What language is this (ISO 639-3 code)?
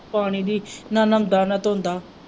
pan